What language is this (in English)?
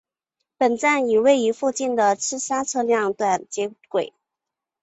Chinese